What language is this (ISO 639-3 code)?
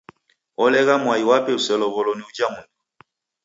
dav